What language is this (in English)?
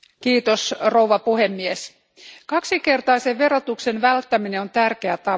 Finnish